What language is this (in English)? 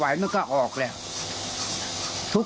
Thai